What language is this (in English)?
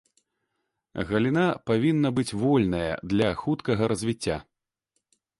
Belarusian